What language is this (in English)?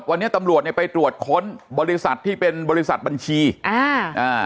Thai